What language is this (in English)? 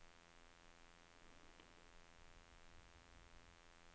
Norwegian